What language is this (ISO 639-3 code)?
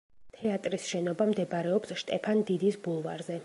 kat